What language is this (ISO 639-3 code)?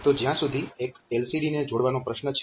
guj